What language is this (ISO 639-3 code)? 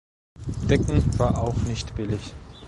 deu